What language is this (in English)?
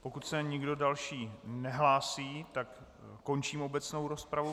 Czech